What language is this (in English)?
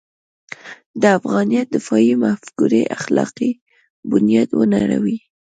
Pashto